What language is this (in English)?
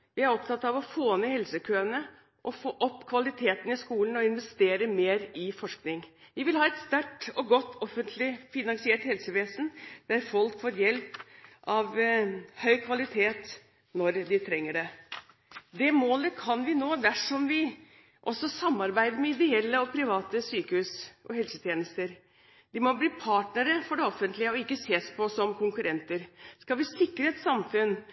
Norwegian Bokmål